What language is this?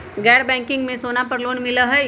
Magahi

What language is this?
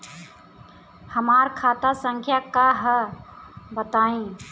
Bhojpuri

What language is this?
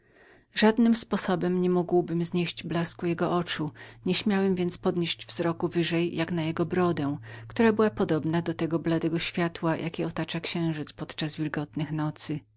Polish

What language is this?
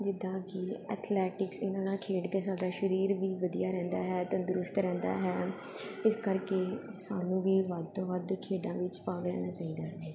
Punjabi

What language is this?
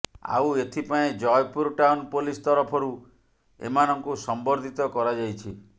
Odia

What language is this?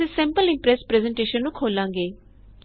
Punjabi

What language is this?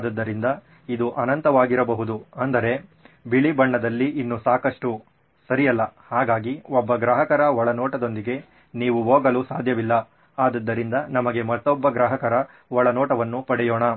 Kannada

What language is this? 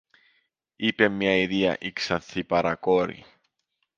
Greek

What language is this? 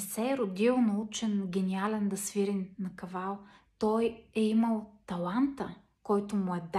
Bulgarian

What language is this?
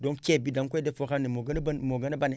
Wolof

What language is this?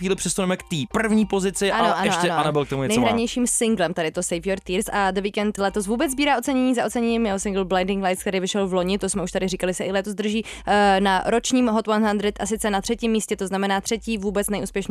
Czech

